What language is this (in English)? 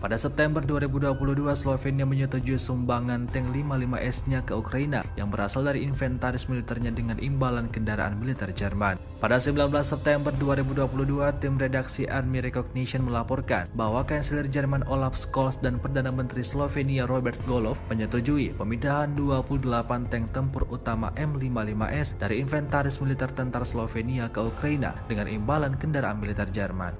Indonesian